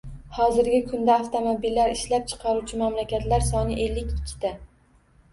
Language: Uzbek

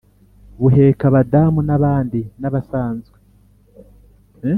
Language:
Kinyarwanda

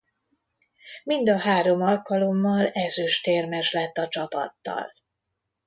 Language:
Hungarian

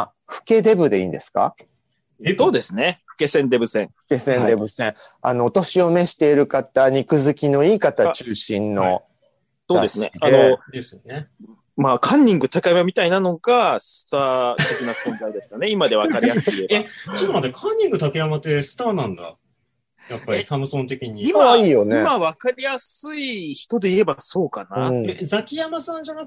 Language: Japanese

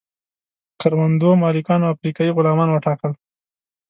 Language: Pashto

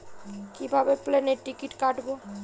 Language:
Bangla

